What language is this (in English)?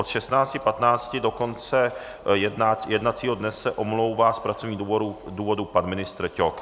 Czech